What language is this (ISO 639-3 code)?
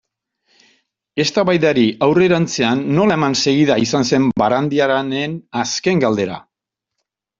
eus